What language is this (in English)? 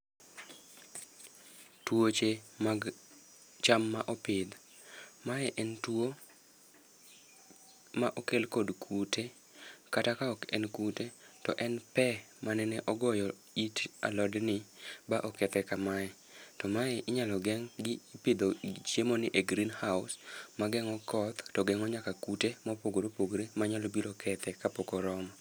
Luo (Kenya and Tanzania)